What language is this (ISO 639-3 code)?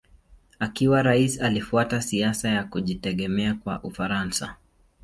swa